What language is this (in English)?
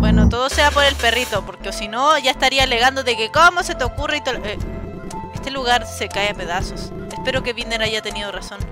Spanish